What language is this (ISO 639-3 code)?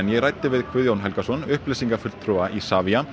isl